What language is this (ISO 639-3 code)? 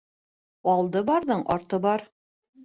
bak